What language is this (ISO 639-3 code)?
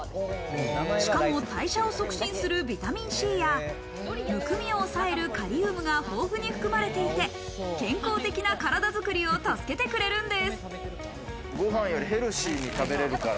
jpn